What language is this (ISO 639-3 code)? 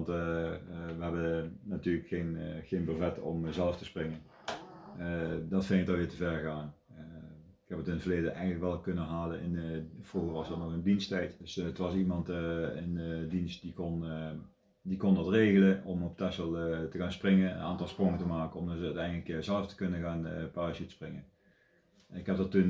nld